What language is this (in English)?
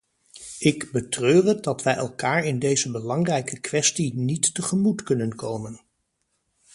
Dutch